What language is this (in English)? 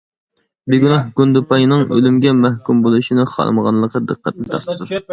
Uyghur